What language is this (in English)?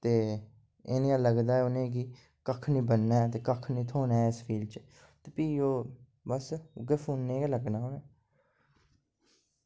Dogri